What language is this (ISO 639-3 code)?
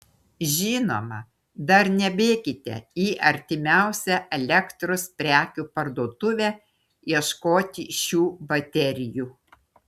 lit